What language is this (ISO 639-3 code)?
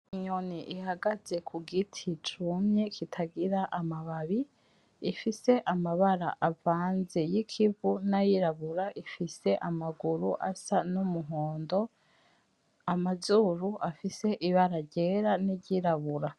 run